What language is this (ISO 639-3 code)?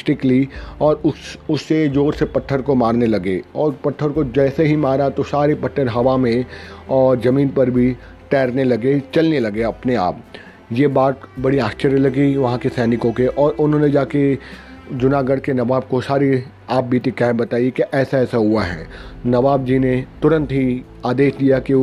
hin